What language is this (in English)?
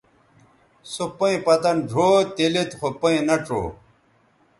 Bateri